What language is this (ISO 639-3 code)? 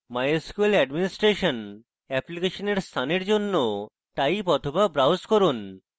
ben